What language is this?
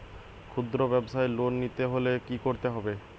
Bangla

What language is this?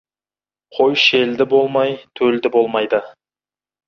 Kazakh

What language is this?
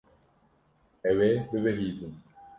Kurdish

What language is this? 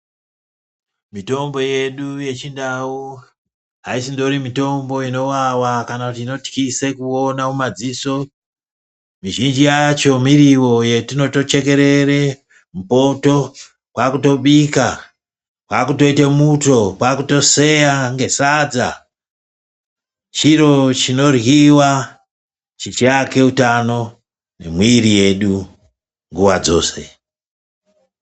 Ndau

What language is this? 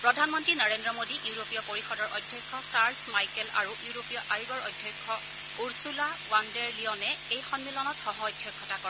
Assamese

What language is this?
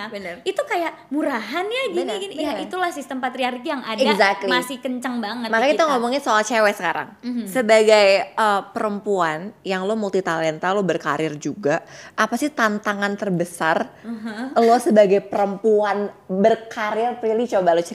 Indonesian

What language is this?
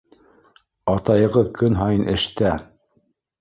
Bashkir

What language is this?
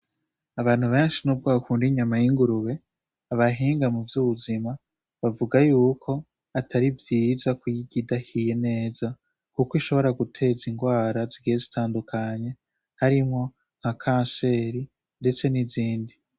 Rundi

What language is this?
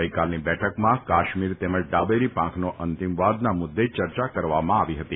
Gujarati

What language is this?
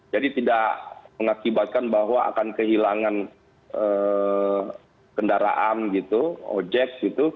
Indonesian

